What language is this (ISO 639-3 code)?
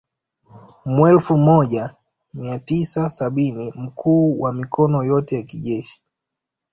swa